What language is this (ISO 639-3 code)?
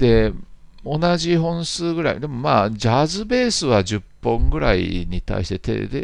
jpn